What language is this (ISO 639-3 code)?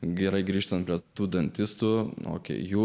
lit